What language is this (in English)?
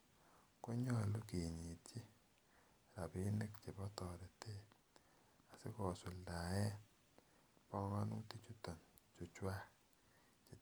Kalenjin